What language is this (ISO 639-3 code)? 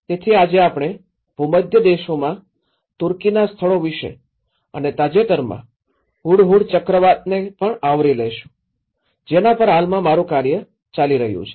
guj